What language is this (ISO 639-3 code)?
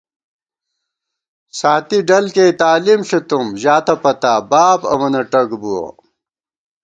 gwt